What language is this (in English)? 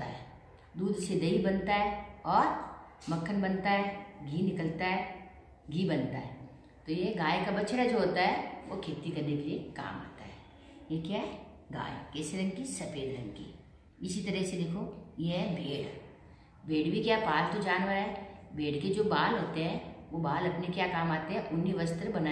Hindi